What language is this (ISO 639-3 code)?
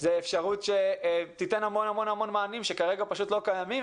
heb